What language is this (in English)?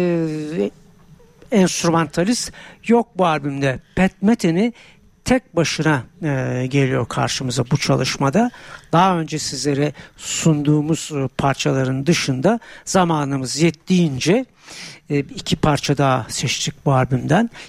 Turkish